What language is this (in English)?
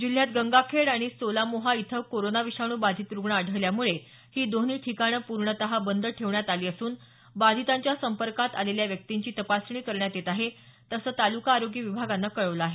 Marathi